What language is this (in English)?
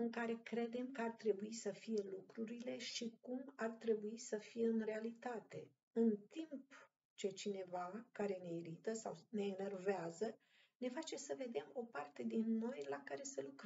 Romanian